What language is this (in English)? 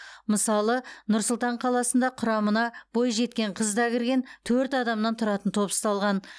Kazakh